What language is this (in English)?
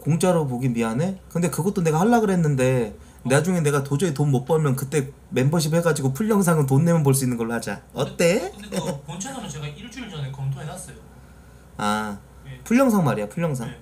Korean